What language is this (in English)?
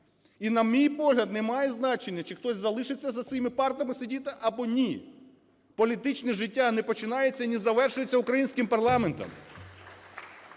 Ukrainian